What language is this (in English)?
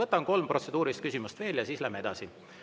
Estonian